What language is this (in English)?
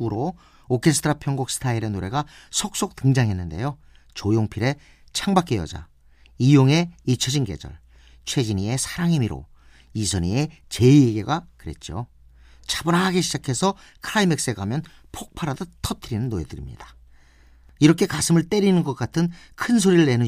Korean